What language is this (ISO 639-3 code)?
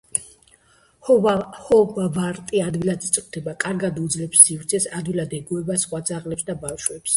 kat